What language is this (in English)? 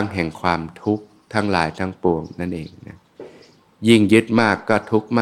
Thai